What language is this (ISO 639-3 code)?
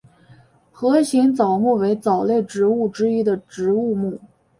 zho